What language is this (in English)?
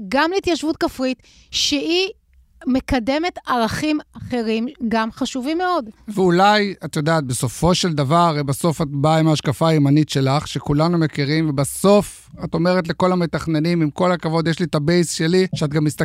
Hebrew